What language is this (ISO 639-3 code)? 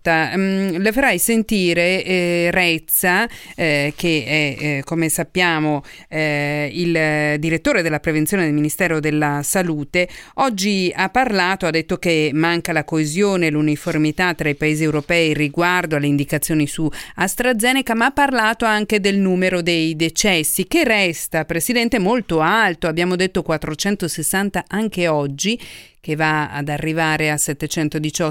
ita